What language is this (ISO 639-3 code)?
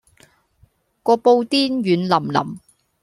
yue